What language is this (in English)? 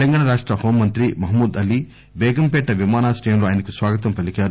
Telugu